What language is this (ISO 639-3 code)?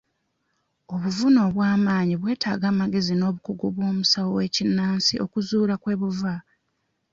lug